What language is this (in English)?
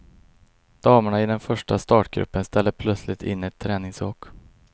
Swedish